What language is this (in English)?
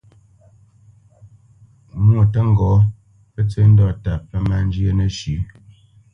Bamenyam